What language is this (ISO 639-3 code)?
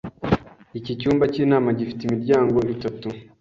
kin